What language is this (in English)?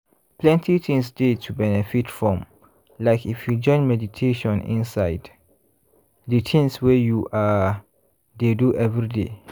Nigerian Pidgin